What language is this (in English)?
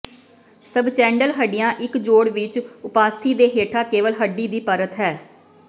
Punjabi